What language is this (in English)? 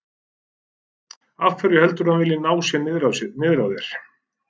Icelandic